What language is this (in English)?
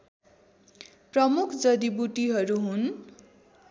Nepali